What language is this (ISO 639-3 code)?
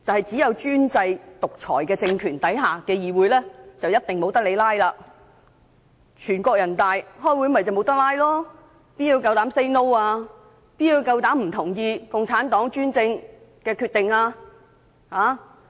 yue